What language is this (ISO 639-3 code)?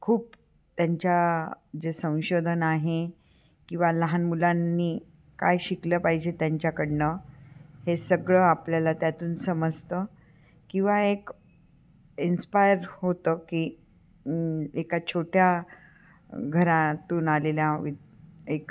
mar